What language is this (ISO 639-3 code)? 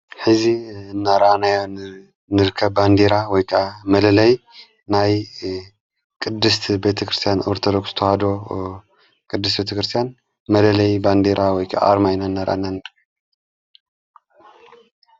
tir